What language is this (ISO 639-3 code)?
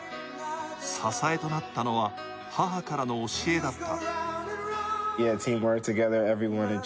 jpn